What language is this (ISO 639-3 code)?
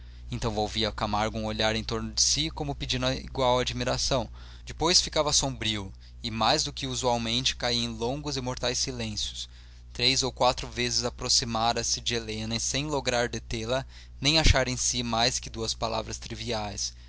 por